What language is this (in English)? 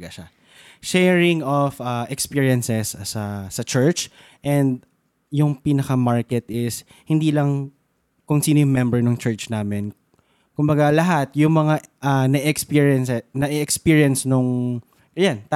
Filipino